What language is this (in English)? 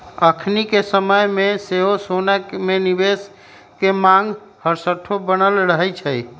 Magahi